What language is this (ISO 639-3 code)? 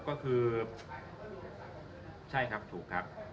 tha